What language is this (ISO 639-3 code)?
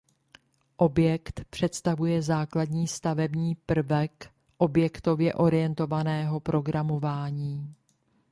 ces